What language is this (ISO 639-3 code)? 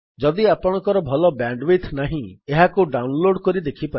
ori